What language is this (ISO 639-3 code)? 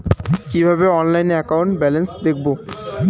ben